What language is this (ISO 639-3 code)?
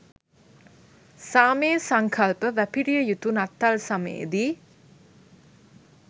sin